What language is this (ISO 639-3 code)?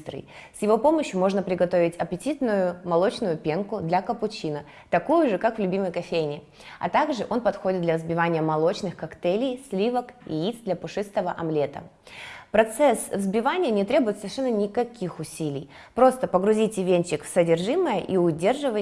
rus